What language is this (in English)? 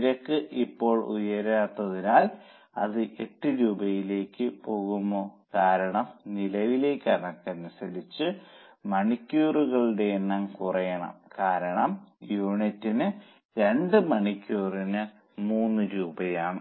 Malayalam